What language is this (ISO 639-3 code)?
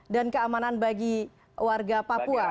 ind